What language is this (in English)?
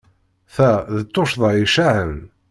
Kabyle